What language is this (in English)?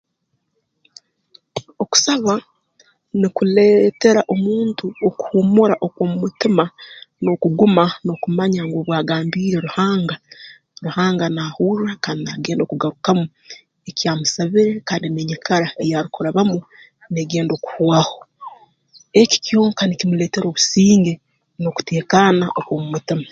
Tooro